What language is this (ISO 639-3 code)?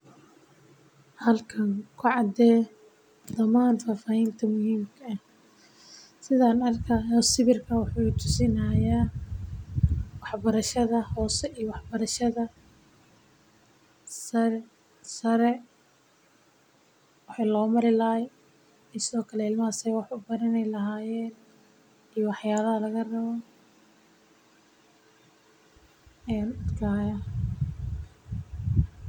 som